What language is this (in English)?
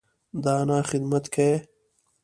Pashto